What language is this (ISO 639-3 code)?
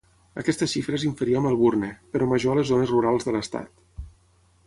cat